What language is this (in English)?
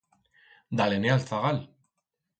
Aragonese